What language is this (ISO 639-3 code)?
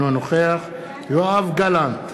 heb